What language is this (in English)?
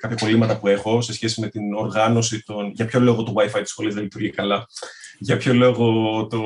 Greek